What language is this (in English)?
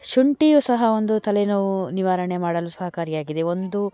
Kannada